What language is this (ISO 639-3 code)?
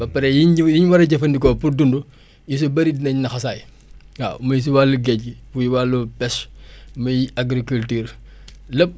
wol